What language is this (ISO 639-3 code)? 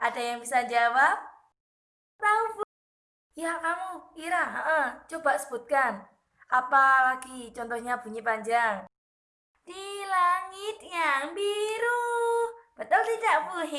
ind